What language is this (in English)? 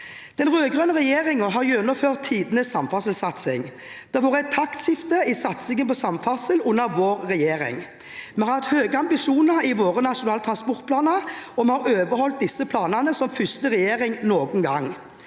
Norwegian